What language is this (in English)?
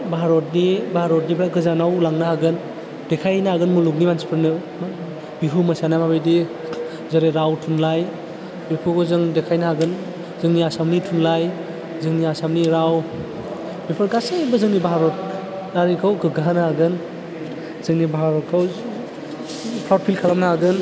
Bodo